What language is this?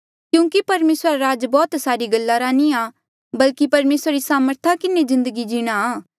Mandeali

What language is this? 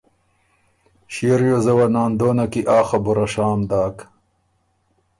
Ormuri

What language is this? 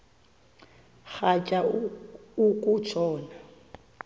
Xhosa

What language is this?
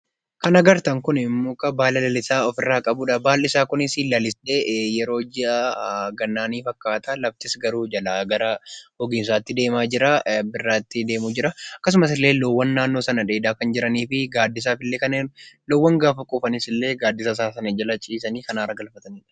Oromo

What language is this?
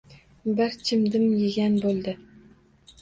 Uzbek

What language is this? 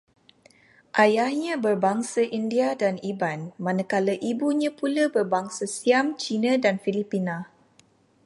Malay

